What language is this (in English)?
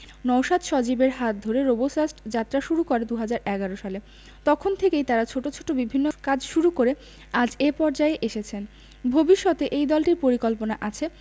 Bangla